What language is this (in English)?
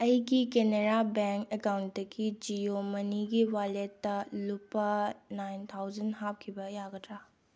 Manipuri